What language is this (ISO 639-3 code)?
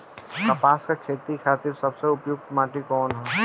bho